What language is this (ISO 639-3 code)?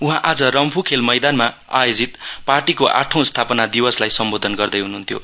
nep